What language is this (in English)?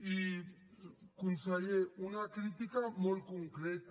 Catalan